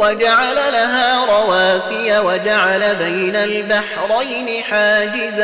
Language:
Arabic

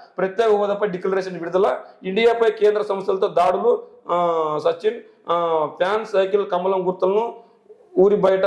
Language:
Telugu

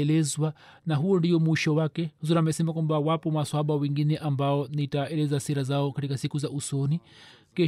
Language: Swahili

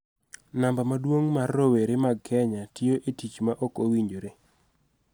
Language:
Luo (Kenya and Tanzania)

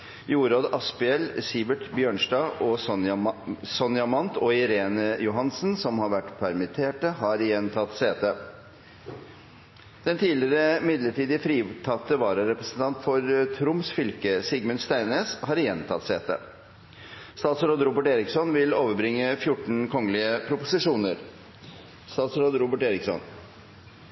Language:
Norwegian Nynorsk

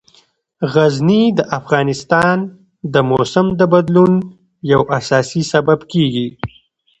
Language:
Pashto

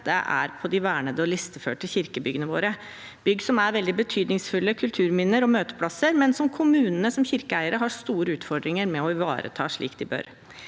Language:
Norwegian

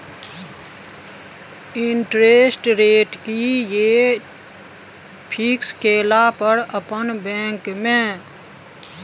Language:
Maithili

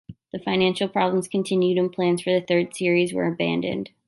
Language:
English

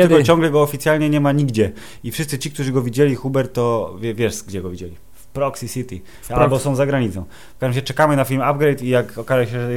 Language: Polish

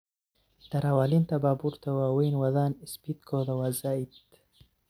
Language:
Somali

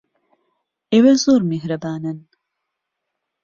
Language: Central Kurdish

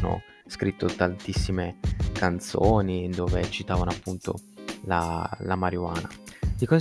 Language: Italian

